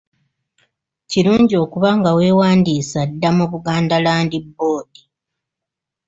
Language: Ganda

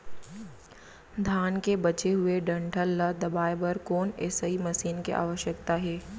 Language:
Chhattisgarhi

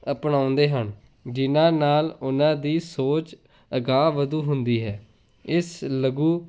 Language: Punjabi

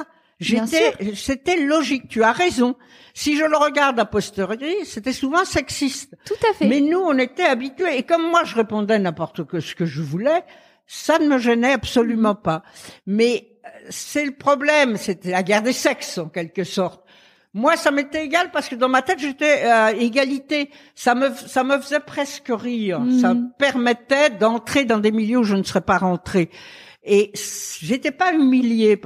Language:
French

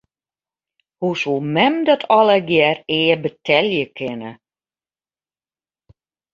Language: Western Frisian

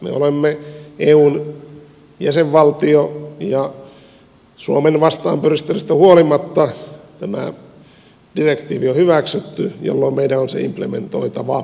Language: Finnish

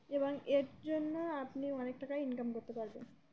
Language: Bangla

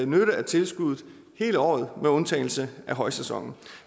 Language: Danish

